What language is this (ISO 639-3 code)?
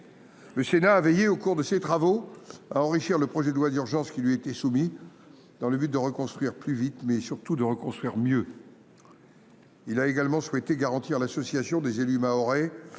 fra